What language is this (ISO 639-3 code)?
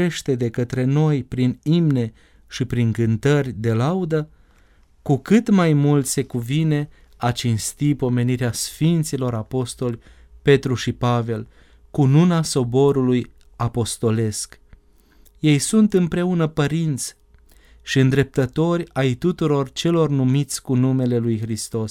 ron